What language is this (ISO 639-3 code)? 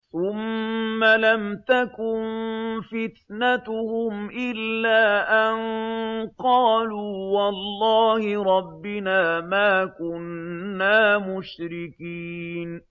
ara